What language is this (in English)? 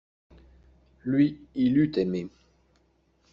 French